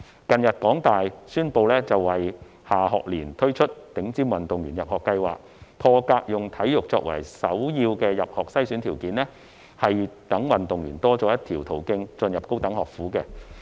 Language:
Cantonese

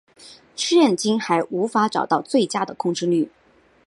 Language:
Chinese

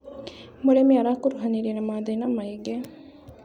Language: Kikuyu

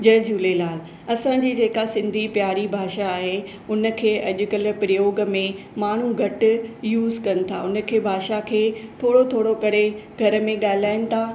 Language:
Sindhi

